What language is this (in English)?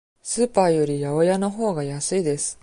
Japanese